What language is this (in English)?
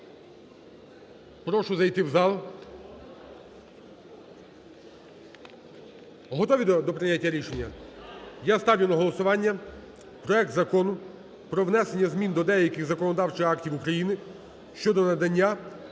Ukrainian